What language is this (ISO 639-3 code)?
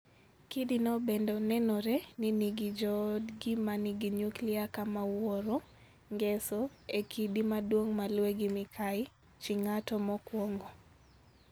luo